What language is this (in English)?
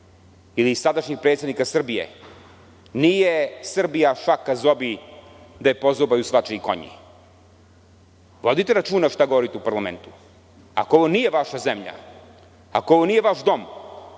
Serbian